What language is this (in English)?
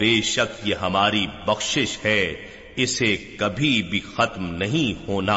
Urdu